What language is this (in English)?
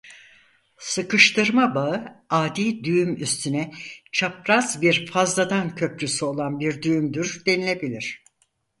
Turkish